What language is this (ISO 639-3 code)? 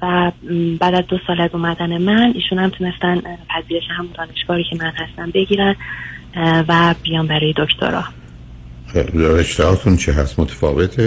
fas